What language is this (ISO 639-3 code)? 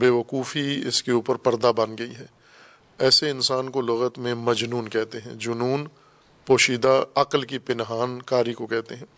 urd